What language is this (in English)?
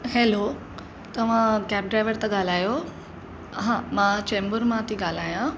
Sindhi